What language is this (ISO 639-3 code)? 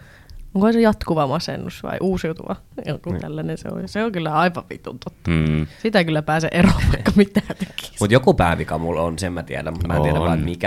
fin